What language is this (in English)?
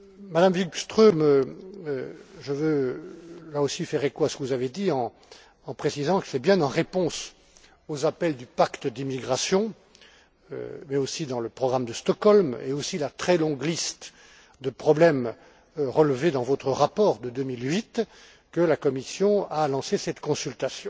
French